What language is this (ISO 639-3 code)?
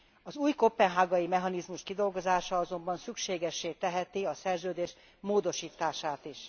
hun